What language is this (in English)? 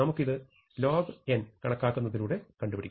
Malayalam